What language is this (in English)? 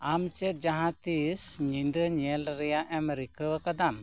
Santali